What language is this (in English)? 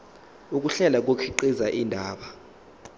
Zulu